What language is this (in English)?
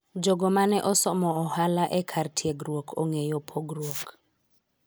Luo (Kenya and Tanzania)